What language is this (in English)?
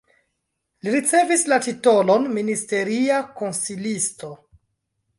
Esperanto